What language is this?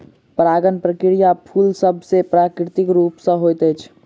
Maithili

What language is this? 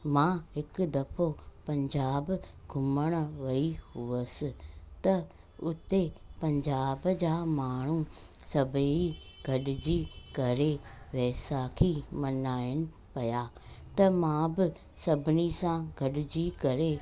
Sindhi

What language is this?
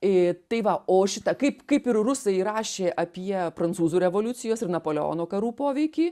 Lithuanian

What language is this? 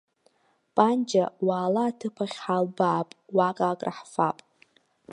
Abkhazian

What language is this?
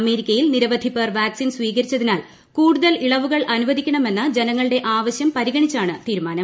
Malayalam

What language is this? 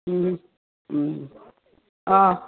Assamese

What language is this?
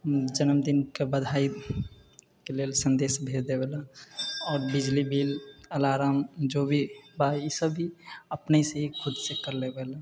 Maithili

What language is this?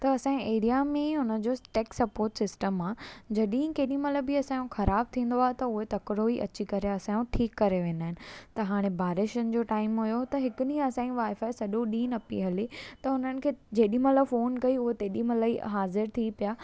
Sindhi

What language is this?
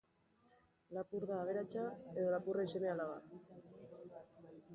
Basque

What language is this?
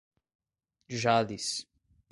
Portuguese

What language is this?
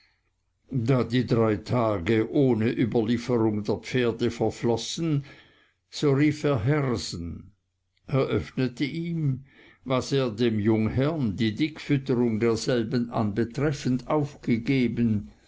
German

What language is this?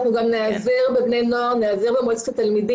Hebrew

